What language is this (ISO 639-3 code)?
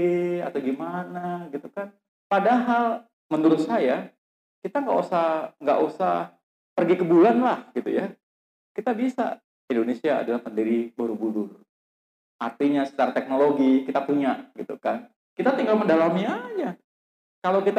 ind